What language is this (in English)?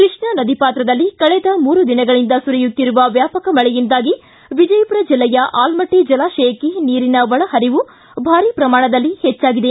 Kannada